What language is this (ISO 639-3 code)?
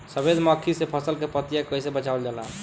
bho